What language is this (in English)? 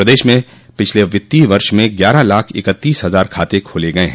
Hindi